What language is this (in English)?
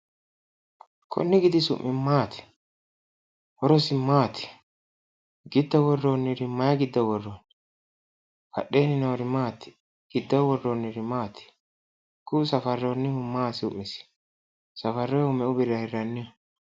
Sidamo